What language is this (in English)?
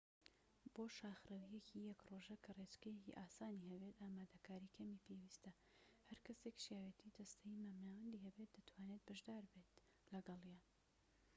Central Kurdish